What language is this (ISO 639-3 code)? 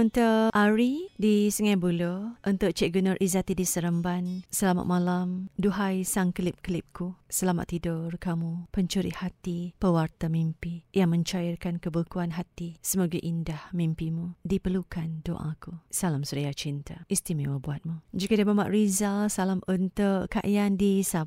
msa